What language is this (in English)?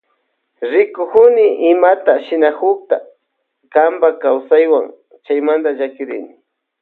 Loja Highland Quichua